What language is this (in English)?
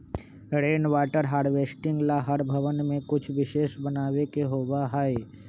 Magahi